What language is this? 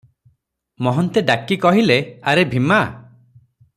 Odia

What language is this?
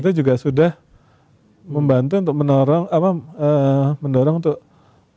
Indonesian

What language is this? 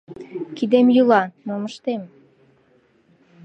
Mari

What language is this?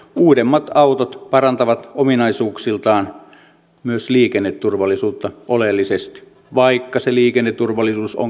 Finnish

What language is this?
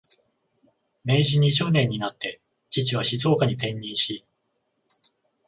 Japanese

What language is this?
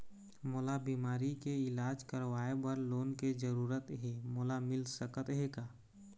Chhattisgarhi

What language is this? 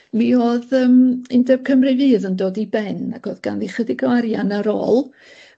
Welsh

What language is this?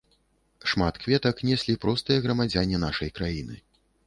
Belarusian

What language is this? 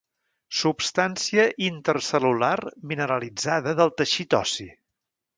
Catalan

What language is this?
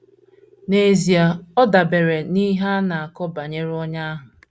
Igbo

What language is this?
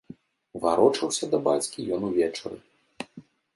Belarusian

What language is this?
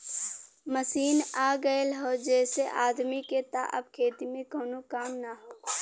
Bhojpuri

